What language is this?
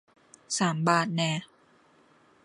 Thai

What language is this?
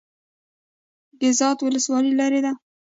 Pashto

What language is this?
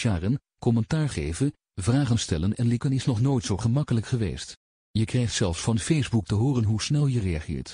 Dutch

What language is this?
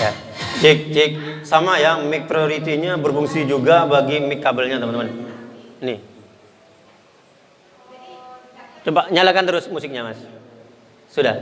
Indonesian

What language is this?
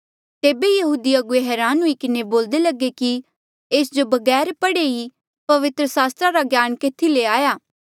Mandeali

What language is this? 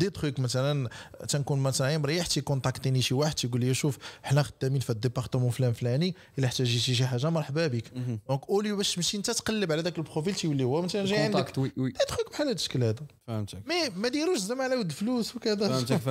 Arabic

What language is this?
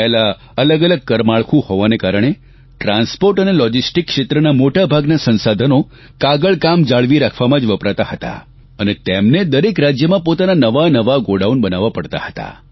Gujarati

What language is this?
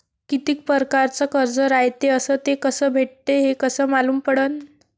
Marathi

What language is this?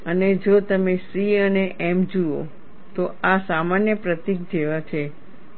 Gujarati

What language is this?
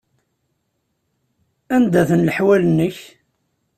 Kabyle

